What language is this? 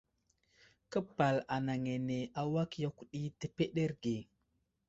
Wuzlam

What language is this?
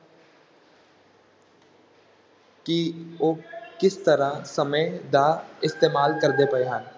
Punjabi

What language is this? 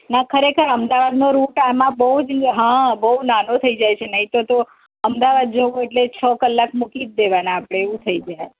Gujarati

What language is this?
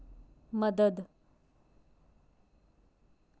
Dogri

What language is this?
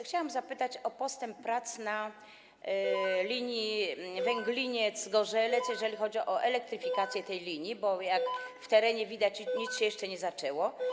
Polish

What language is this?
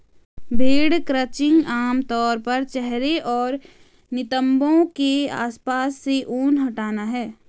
Hindi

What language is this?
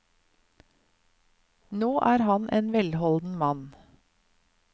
Norwegian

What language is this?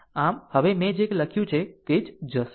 Gujarati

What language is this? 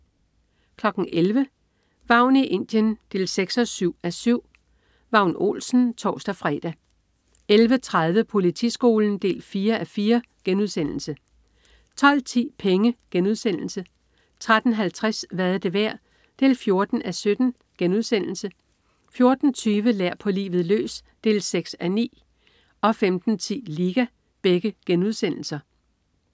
Danish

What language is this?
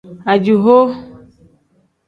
Tem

